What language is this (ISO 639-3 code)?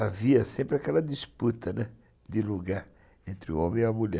por